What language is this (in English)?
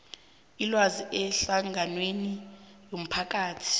South Ndebele